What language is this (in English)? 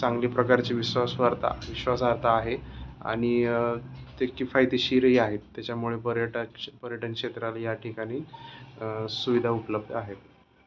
Marathi